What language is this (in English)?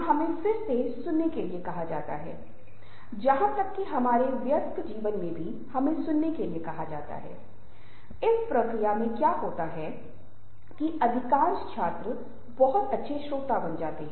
Hindi